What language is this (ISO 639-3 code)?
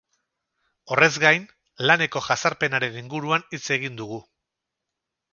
eus